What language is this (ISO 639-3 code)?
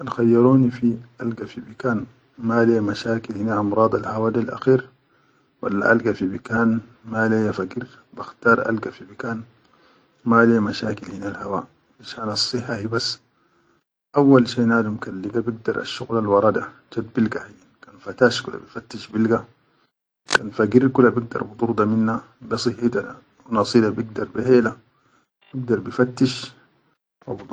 shu